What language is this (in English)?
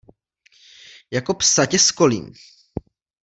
Czech